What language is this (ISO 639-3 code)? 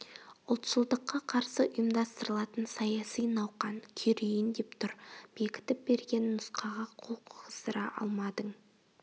kaz